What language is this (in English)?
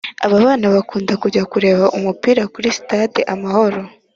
Kinyarwanda